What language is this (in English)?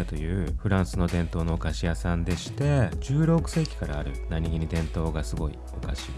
Japanese